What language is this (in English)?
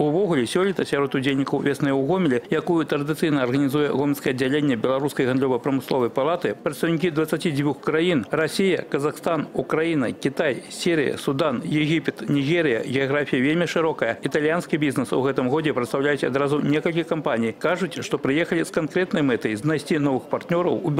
Russian